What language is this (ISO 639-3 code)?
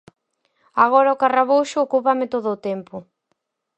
glg